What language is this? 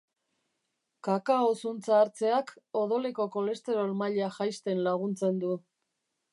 Basque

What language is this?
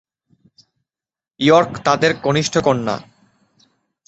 Bangla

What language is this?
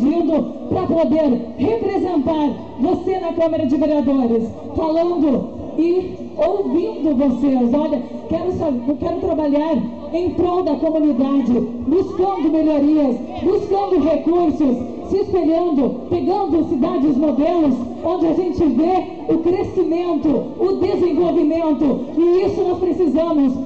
Portuguese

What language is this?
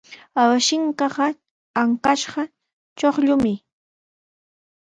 Sihuas Ancash Quechua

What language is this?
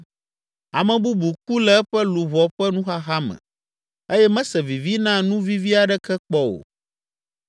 Ewe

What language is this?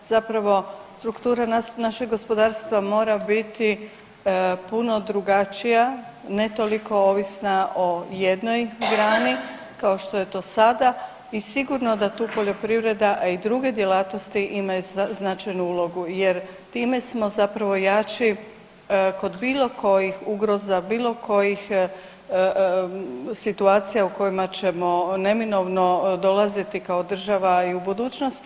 Croatian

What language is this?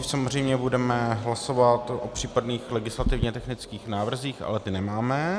Czech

